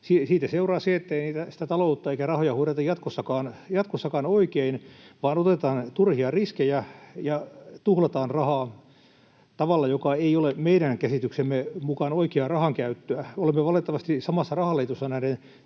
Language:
Finnish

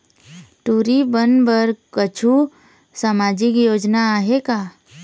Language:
Chhattisgarhi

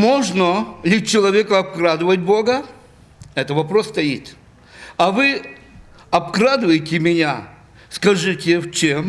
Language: Russian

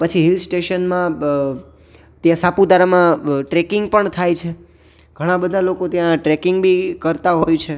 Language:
Gujarati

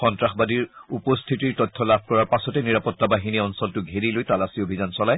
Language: Assamese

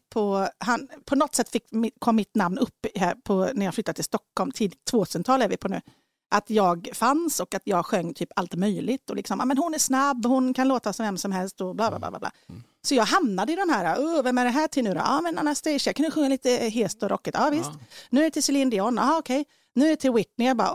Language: Swedish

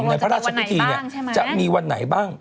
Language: Thai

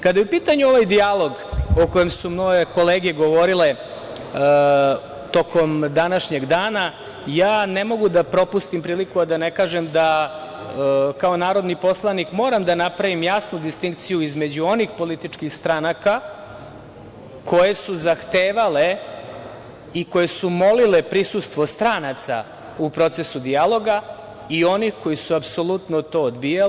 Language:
Serbian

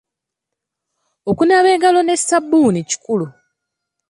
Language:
Ganda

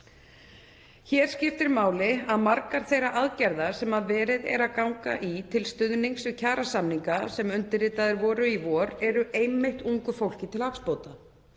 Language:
Icelandic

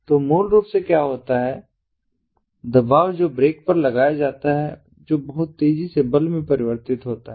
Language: Hindi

